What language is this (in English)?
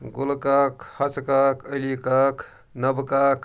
Kashmiri